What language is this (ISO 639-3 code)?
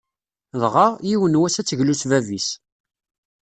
kab